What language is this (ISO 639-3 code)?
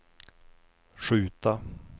swe